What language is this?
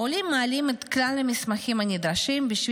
Hebrew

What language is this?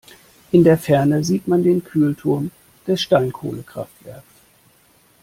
German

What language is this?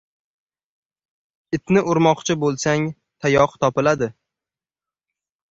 Uzbek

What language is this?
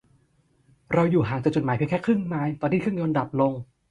Thai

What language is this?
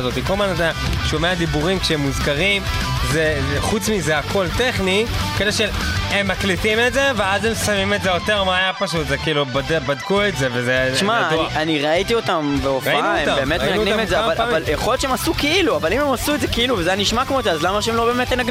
Hebrew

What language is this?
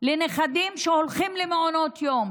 Hebrew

